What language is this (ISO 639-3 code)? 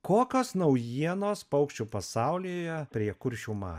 lit